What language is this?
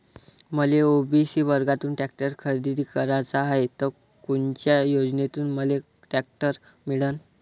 Marathi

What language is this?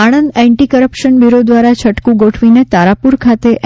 Gujarati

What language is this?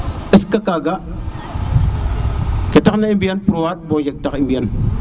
Serer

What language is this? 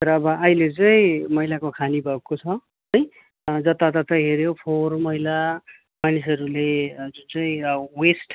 Nepali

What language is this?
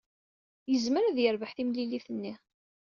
Kabyle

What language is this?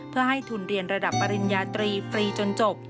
Thai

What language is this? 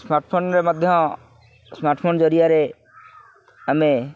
Odia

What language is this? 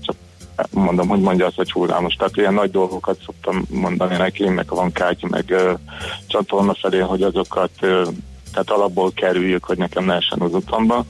Hungarian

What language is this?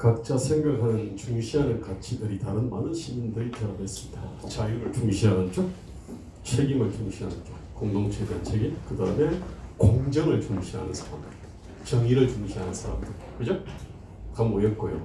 Korean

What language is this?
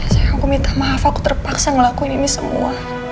Indonesian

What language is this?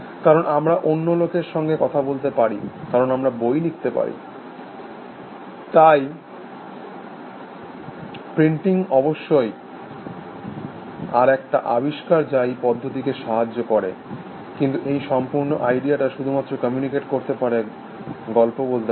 Bangla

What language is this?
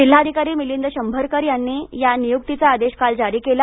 Marathi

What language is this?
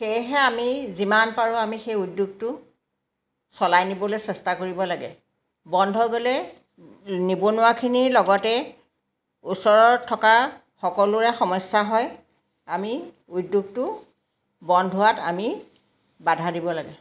Assamese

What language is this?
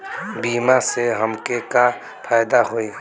Bhojpuri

